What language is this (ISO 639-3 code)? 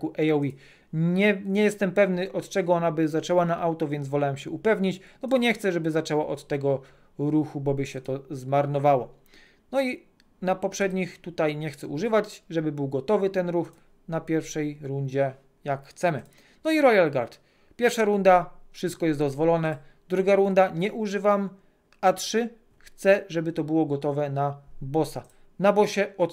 pol